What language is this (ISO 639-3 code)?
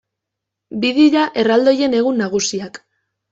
eus